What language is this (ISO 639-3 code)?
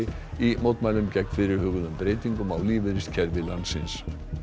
isl